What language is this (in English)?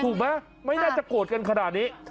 Thai